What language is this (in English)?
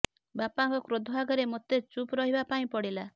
Odia